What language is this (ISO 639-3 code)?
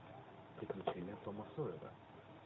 rus